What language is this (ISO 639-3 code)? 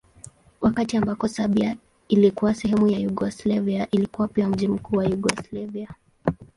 swa